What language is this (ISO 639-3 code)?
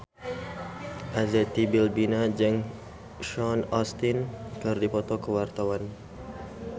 sun